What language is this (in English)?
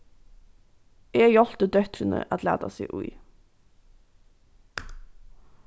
Faroese